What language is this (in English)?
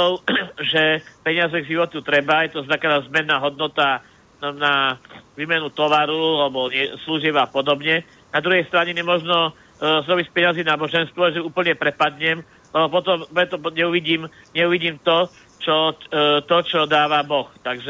Slovak